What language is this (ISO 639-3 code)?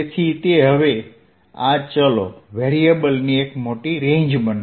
guj